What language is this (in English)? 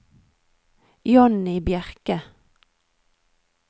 Norwegian